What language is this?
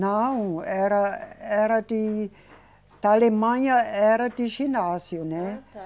Portuguese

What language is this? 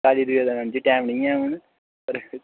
Dogri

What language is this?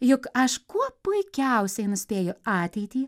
Lithuanian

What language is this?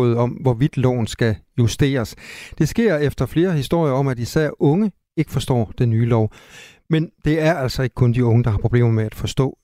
Danish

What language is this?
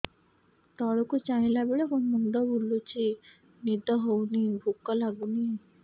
Odia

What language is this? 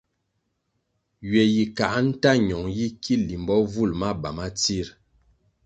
Kwasio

